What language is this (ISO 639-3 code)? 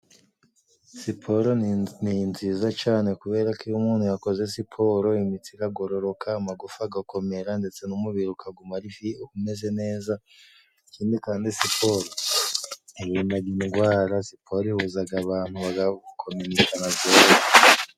kin